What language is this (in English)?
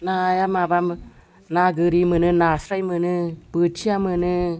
Bodo